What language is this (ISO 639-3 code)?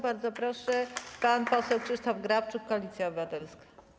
pol